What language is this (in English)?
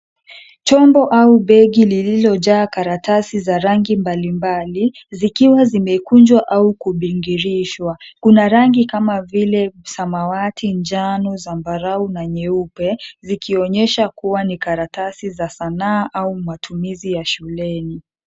Swahili